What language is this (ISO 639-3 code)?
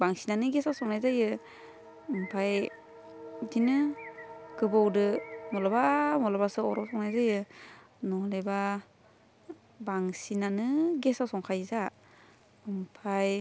brx